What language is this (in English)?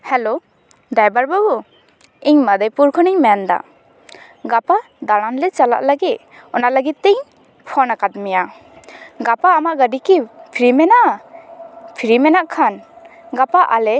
Santali